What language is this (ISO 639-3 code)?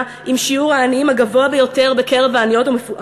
heb